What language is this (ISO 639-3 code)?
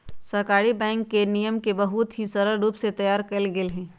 mag